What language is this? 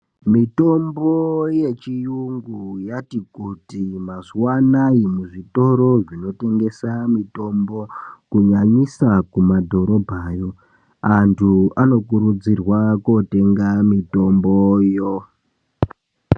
Ndau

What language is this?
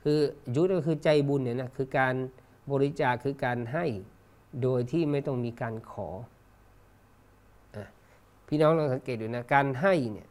Thai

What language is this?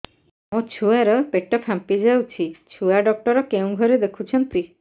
Odia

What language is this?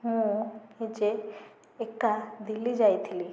Odia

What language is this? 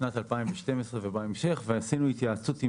Hebrew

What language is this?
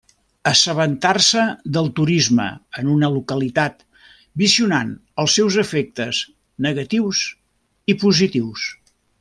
Catalan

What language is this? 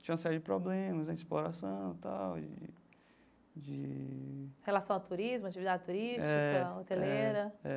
Portuguese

